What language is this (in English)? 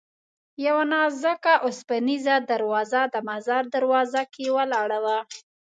Pashto